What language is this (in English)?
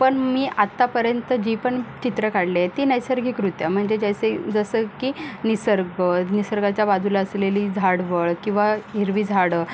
Marathi